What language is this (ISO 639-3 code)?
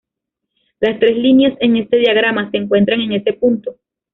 spa